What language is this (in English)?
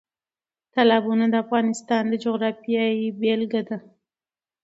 Pashto